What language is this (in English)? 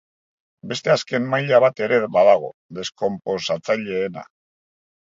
Basque